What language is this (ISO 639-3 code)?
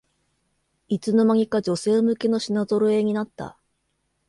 jpn